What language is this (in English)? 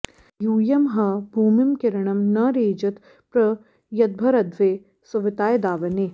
Sanskrit